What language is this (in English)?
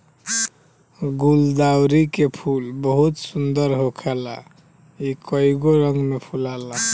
Bhojpuri